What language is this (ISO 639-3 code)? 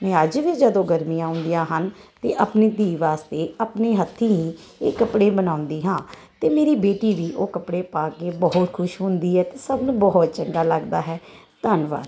pan